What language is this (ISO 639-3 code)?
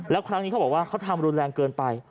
tha